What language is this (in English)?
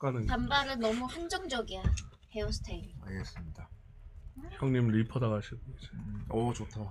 Korean